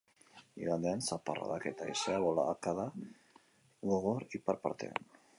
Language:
Basque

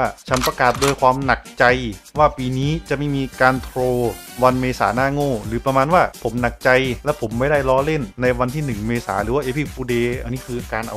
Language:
Thai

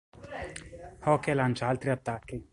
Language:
Italian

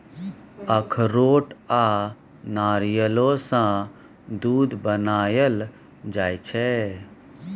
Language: Maithili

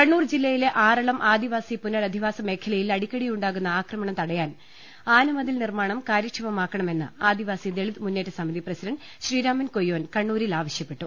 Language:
Malayalam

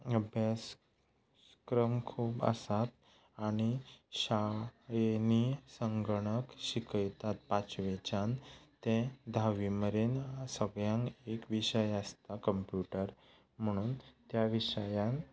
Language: Konkani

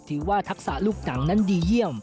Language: Thai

